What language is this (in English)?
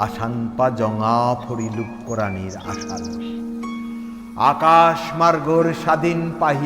Bangla